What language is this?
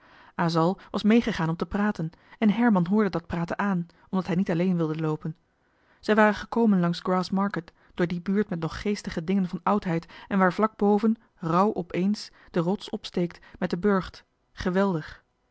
Dutch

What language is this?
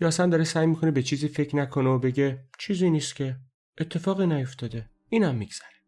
Persian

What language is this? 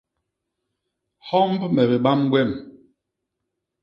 Basaa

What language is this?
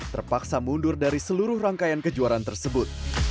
Indonesian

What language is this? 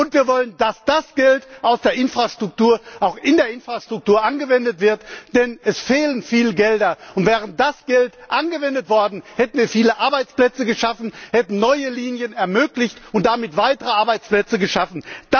German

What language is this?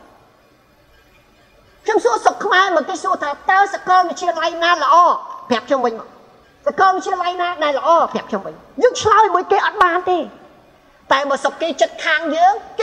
Thai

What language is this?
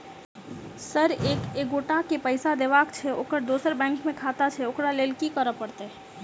Maithili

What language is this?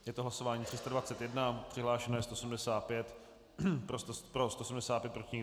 Czech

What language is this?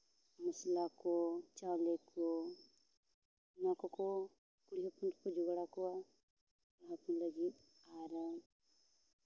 Santali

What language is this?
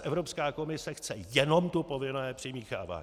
Czech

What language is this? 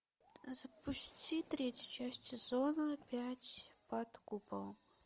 Russian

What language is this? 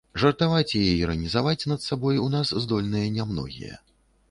Belarusian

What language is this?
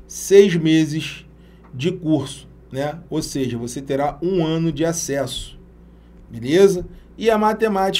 Portuguese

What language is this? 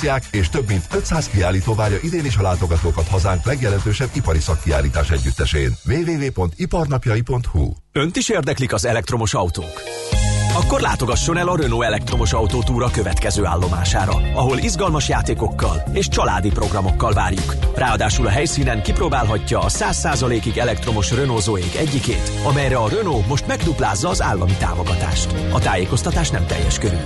Hungarian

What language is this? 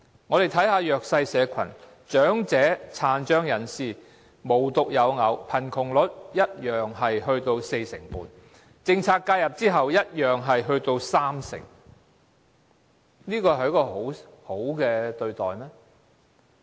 Cantonese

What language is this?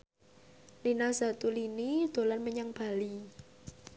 Javanese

